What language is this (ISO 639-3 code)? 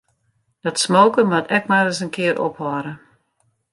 fry